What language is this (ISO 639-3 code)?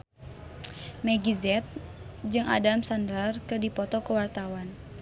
sun